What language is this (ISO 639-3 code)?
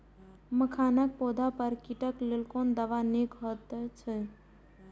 mai